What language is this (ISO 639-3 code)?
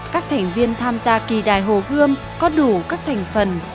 vie